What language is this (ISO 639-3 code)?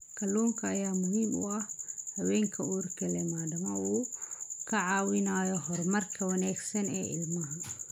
som